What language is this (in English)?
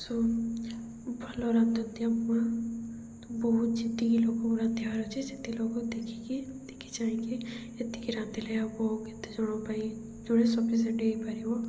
Odia